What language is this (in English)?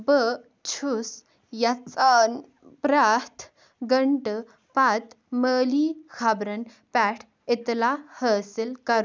Kashmiri